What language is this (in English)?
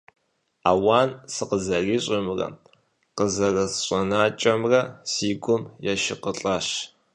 Kabardian